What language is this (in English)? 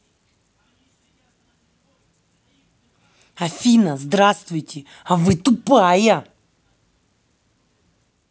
Russian